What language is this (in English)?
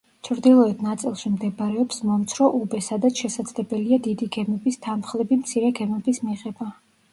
Georgian